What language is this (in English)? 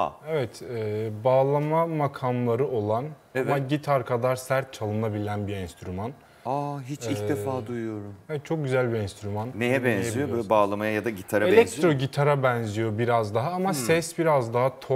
Turkish